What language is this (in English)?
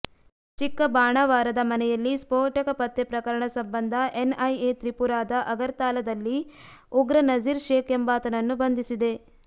Kannada